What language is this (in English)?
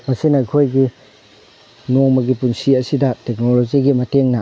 Manipuri